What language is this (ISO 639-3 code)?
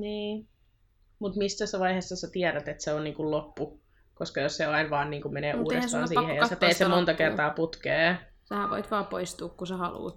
fin